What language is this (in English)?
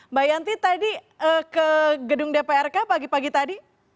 Indonesian